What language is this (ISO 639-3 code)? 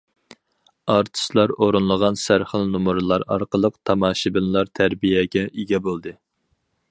uig